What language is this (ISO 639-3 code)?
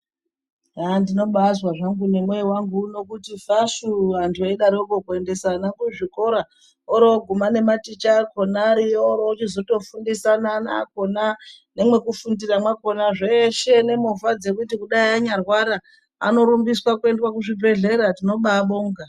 ndc